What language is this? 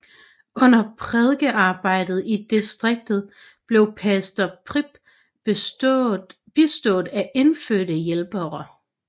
Danish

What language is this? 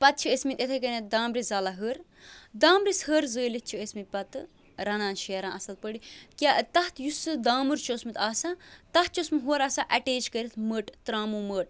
Kashmiri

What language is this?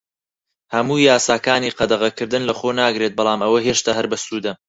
Central Kurdish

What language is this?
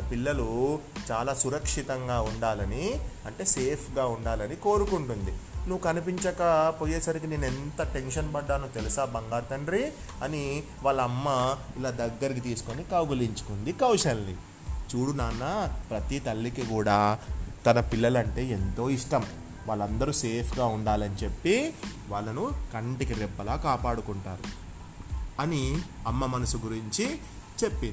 Telugu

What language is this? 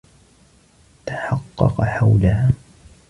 Arabic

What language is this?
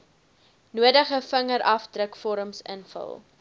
Afrikaans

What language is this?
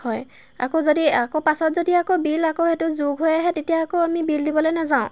Assamese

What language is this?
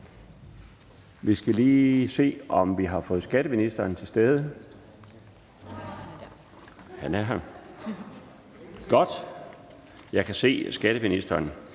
Danish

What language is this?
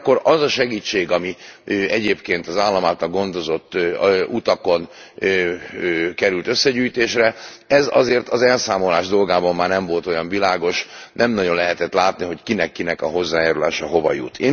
Hungarian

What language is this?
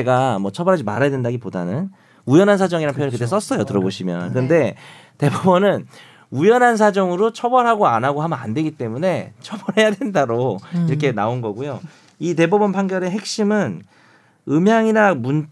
Korean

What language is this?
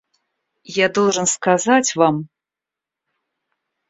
Russian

